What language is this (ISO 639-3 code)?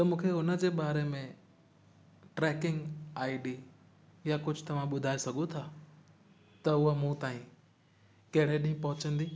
snd